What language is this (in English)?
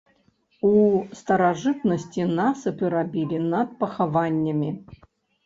Belarusian